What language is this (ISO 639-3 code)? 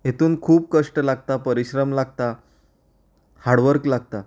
kok